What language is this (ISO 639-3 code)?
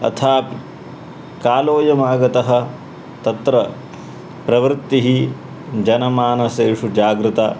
san